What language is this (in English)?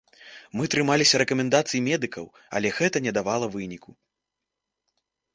Belarusian